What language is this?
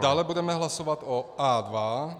Czech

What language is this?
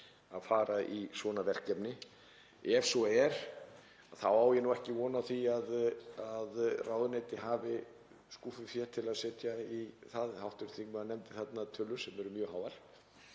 Icelandic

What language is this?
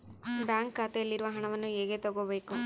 Kannada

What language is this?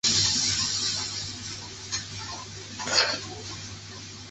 Chinese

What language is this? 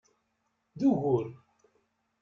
Kabyle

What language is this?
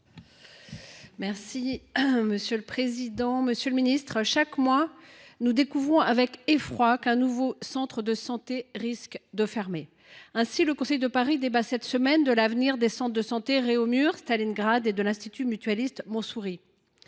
French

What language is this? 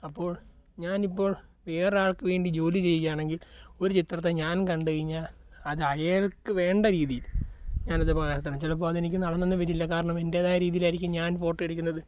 Malayalam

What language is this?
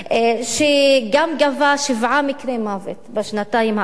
Hebrew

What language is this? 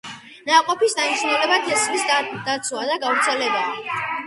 Georgian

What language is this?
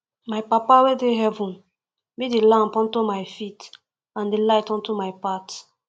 Nigerian Pidgin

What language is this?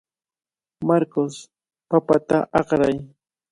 Cajatambo North Lima Quechua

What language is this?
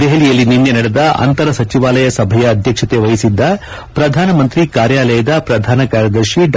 Kannada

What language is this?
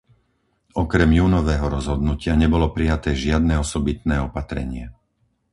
Slovak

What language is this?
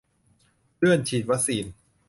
Thai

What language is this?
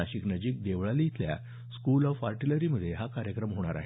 Marathi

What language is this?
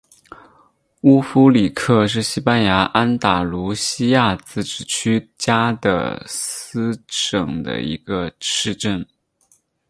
Chinese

